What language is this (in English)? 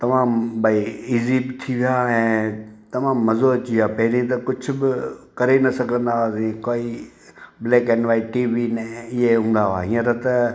Sindhi